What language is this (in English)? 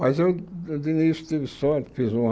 Portuguese